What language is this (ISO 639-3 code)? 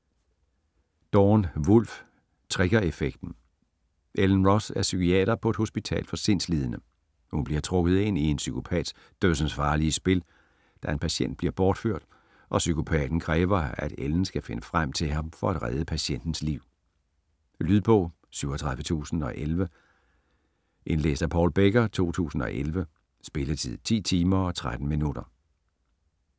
dan